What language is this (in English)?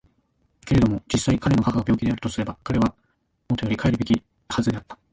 Japanese